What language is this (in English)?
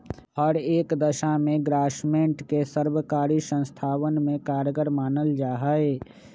Magahi